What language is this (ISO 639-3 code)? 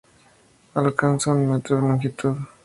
spa